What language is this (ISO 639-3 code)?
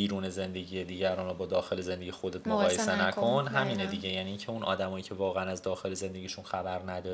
fas